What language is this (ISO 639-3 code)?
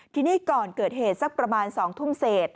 tha